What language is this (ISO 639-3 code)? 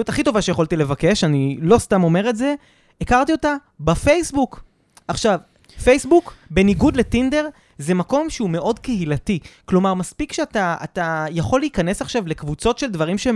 heb